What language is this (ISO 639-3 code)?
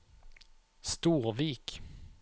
nor